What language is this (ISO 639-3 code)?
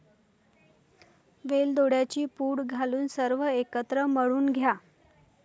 mar